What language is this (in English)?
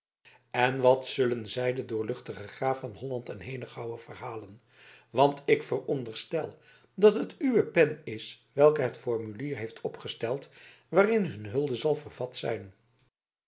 Dutch